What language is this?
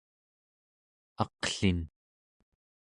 Central Yupik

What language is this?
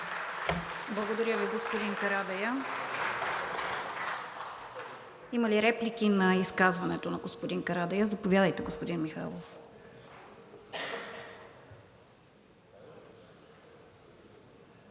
Bulgarian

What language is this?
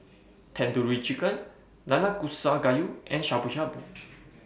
English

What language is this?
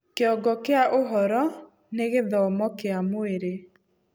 Kikuyu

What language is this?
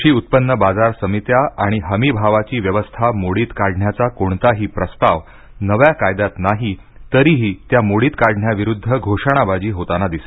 Marathi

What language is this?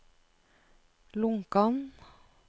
Norwegian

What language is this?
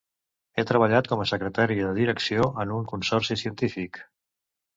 Catalan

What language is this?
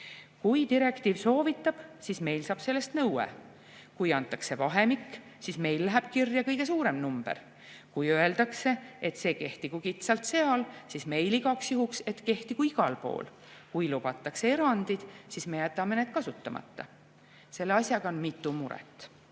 Estonian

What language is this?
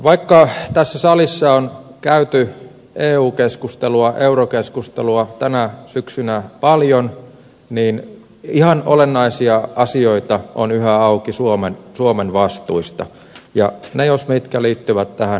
Finnish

